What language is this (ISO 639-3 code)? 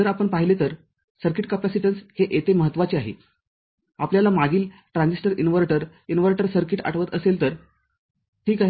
mar